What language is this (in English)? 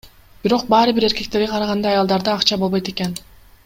Kyrgyz